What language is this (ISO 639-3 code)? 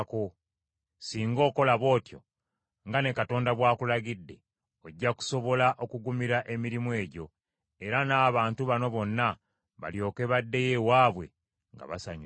lug